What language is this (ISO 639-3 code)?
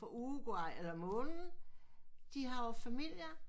dan